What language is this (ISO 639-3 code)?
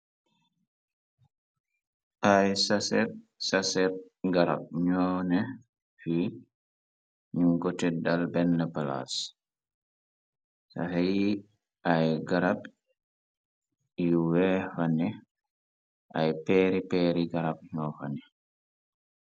wol